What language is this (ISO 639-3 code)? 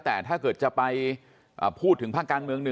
tha